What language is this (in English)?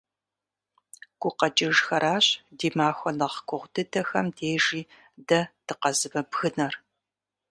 Kabardian